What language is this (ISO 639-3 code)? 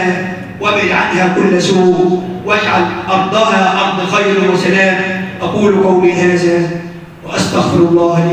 ara